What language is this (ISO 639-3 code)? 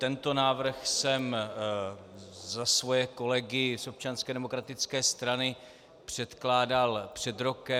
ces